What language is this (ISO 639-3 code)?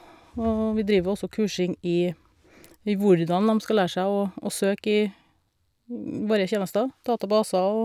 nor